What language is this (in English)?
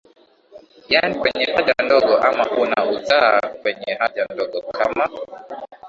Swahili